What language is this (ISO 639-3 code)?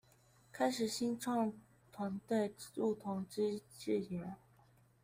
zho